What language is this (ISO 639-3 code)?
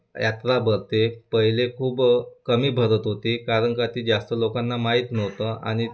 mar